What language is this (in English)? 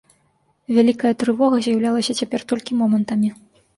Belarusian